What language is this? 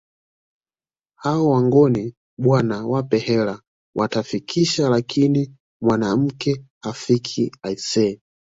Swahili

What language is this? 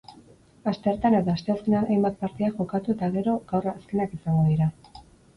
Basque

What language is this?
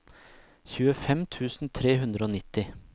Norwegian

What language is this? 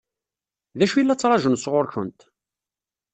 Kabyle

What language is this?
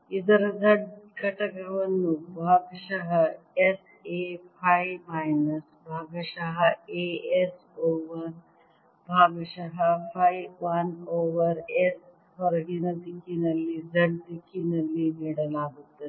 Kannada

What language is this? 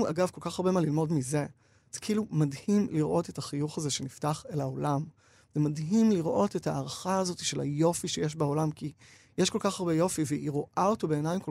Hebrew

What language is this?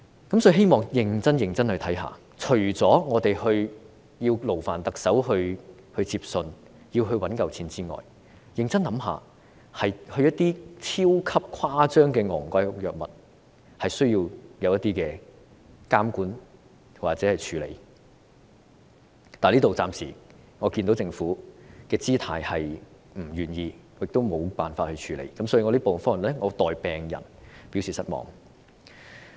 Cantonese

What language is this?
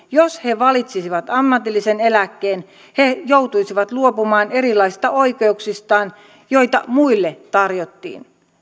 Finnish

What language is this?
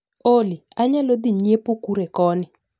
Luo (Kenya and Tanzania)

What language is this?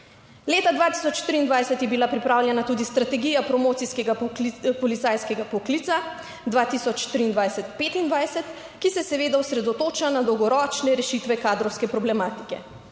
Slovenian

